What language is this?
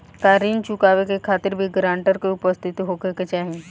Bhojpuri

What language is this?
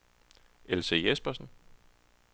Danish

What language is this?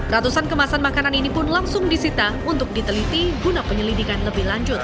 Indonesian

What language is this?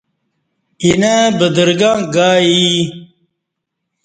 Kati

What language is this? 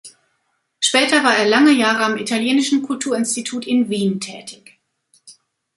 German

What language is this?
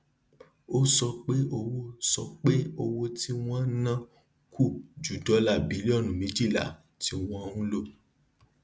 Yoruba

